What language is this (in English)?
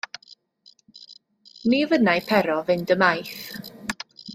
Welsh